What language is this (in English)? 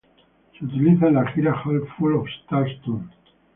Spanish